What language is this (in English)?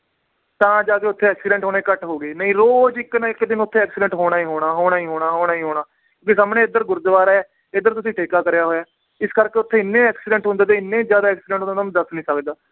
Punjabi